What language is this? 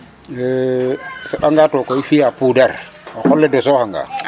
Serer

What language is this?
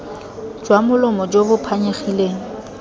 Tswana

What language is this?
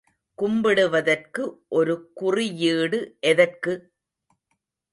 Tamil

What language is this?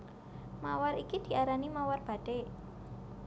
Javanese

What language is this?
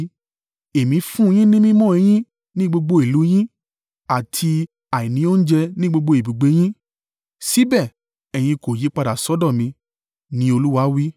Yoruba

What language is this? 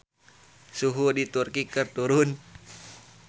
Sundanese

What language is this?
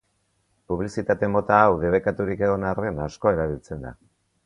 Basque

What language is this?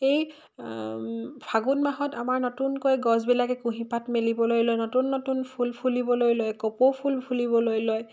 Assamese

